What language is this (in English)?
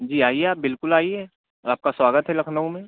Urdu